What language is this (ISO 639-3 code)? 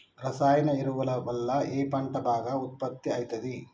tel